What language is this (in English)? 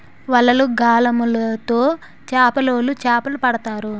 Telugu